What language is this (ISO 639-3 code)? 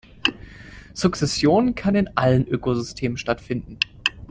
deu